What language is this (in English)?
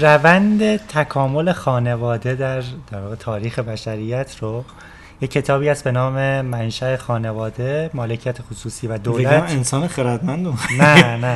Persian